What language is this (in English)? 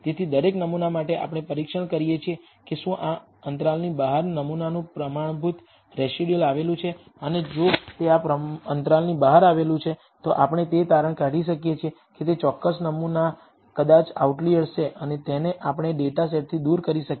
Gujarati